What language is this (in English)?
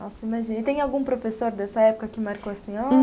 Portuguese